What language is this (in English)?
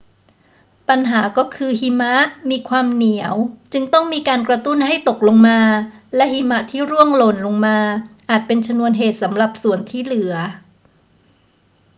Thai